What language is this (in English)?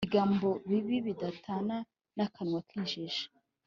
Kinyarwanda